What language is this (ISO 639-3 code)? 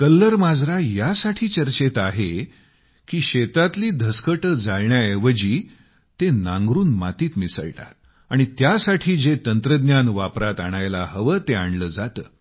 mar